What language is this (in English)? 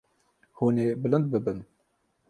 Kurdish